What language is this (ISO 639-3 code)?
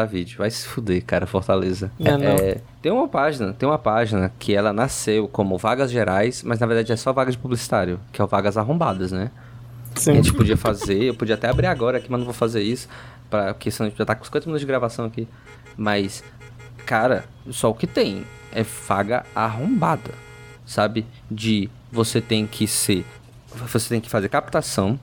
por